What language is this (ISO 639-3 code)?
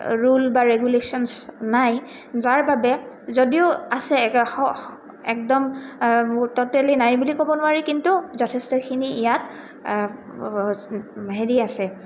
asm